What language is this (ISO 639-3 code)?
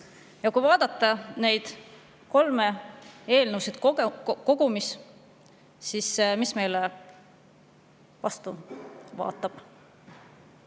est